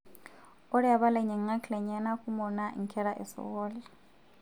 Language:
Masai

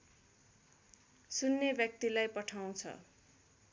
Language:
Nepali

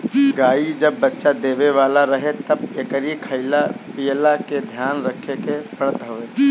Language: Bhojpuri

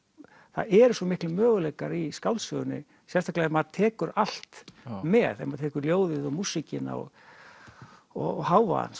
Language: Icelandic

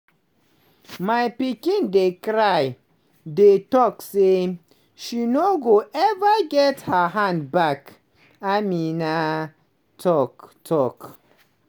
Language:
Nigerian Pidgin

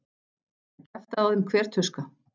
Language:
Icelandic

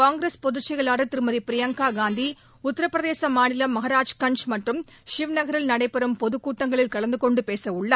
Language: Tamil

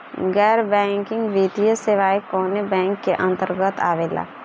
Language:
Bhojpuri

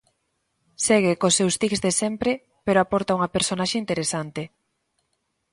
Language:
Galician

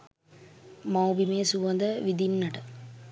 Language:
Sinhala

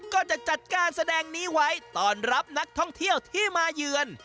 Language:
Thai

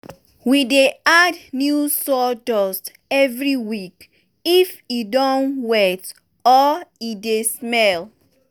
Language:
Nigerian Pidgin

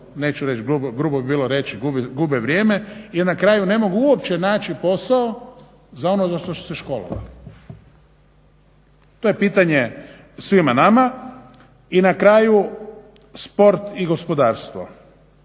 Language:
Croatian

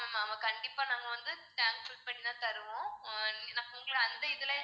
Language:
Tamil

